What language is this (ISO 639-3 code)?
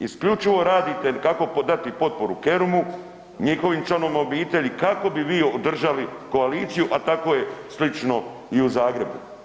hrv